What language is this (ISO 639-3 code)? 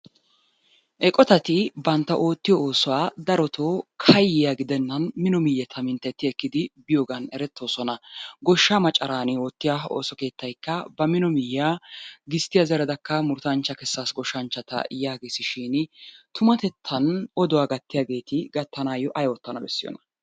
wal